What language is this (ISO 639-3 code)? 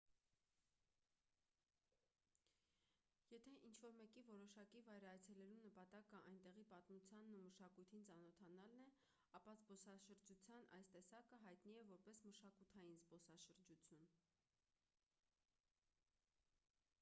hye